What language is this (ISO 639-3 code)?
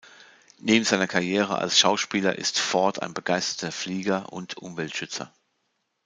deu